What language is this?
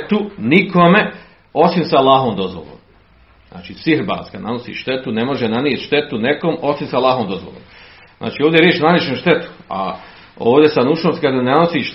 Croatian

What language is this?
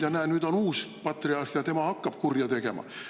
Estonian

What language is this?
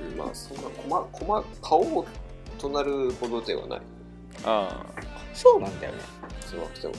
Japanese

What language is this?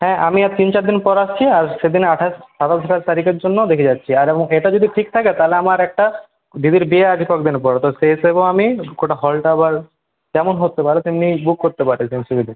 Bangla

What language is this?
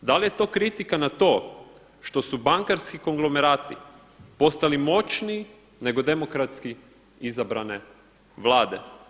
Croatian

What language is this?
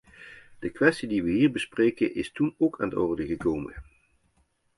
Dutch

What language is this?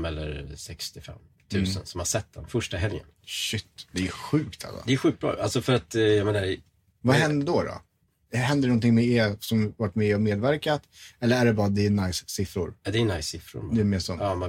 Swedish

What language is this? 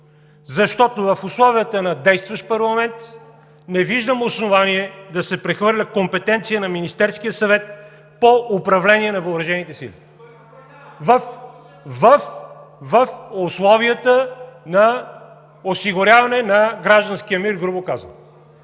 Bulgarian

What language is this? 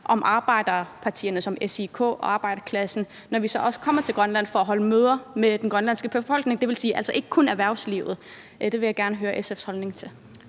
Danish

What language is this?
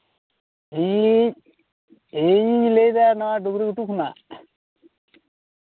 Santali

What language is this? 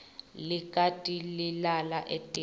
Swati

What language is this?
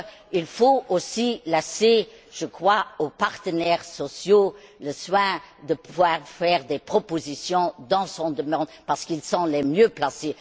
French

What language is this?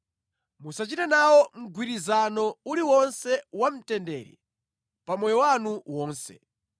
Nyanja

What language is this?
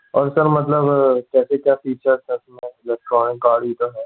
Hindi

